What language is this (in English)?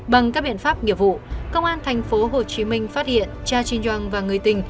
Vietnamese